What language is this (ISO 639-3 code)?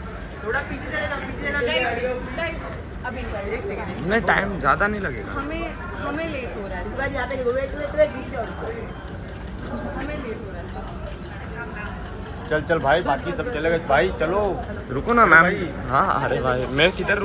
hin